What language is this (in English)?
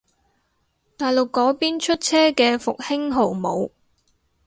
Cantonese